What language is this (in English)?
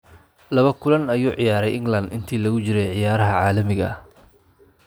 Somali